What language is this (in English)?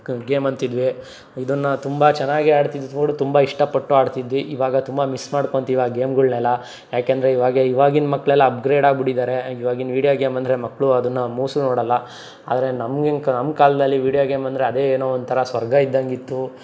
Kannada